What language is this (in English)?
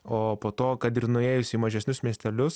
Lithuanian